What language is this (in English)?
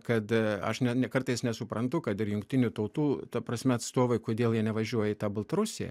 Lithuanian